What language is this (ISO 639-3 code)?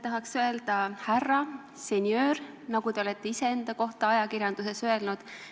est